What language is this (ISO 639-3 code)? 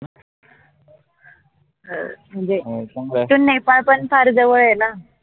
mar